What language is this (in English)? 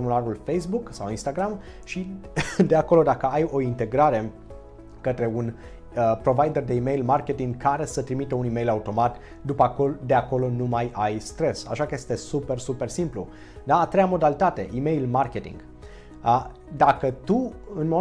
Romanian